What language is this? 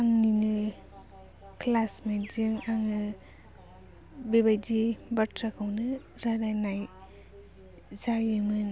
Bodo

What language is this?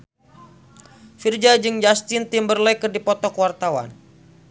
Sundanese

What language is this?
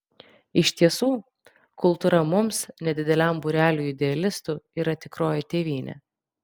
Lithuanian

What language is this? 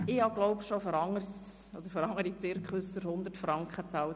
Swiss German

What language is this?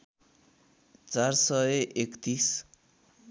Nepali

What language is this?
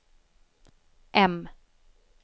Swedish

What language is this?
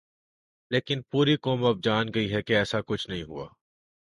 Urdu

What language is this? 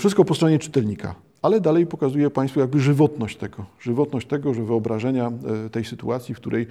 Polish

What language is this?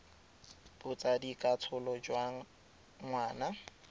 Tswana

